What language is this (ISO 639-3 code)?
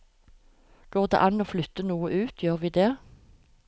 nor